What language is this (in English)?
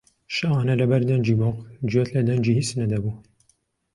Central Kurdish